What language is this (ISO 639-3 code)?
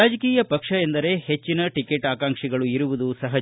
kan